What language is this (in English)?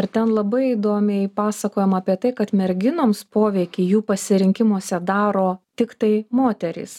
Lithuanian